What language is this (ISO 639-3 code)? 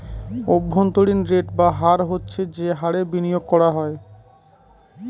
ben